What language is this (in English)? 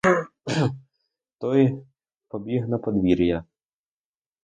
Ukrainian